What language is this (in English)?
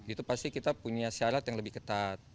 Indonesian